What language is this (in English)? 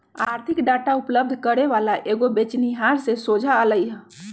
Magahi